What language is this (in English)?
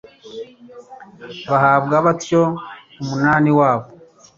Kinyarwanda